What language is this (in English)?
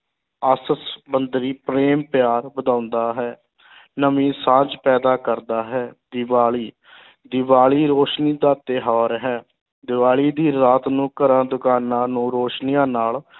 Punjabi